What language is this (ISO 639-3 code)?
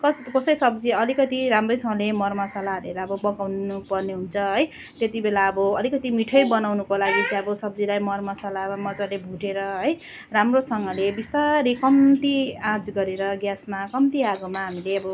nep